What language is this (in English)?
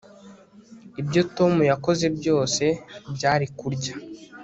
Kinyarwanda